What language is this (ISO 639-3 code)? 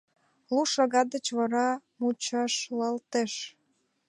chm